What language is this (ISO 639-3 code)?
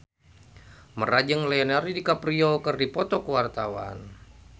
sun